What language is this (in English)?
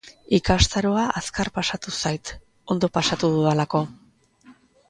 Basque